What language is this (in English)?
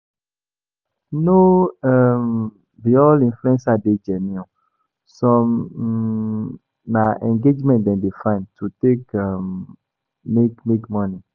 Nigerian Pidgin